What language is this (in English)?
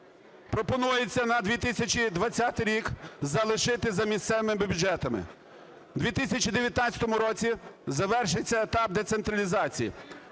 Ukrainian